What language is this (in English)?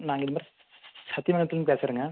Tamil